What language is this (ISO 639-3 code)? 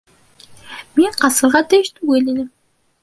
bak